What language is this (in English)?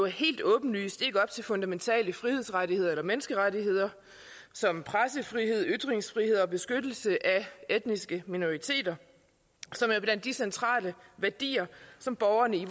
Danish